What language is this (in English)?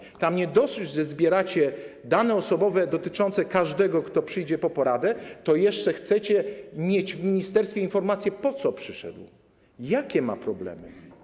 Polish